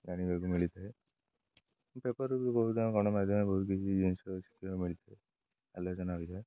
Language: Odia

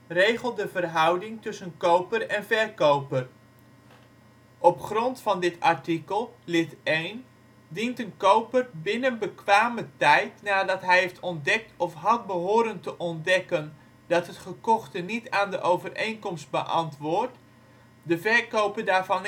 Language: Dutch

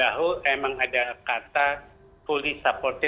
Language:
Indonesian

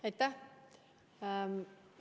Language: Estonian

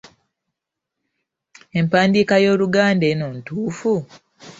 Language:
Ganda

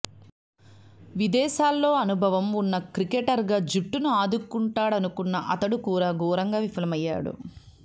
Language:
Telugu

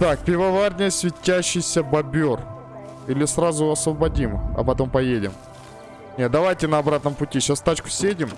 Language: Russian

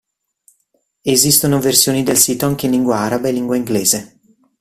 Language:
Italian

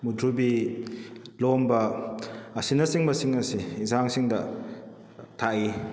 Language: Manipuri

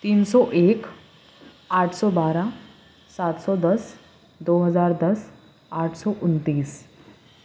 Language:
Urdu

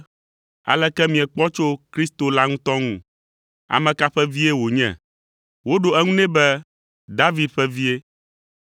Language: Ewe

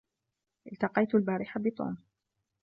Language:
Arabic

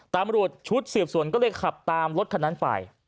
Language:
Thai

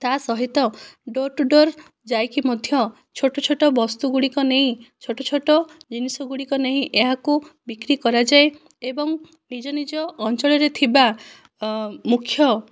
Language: Odia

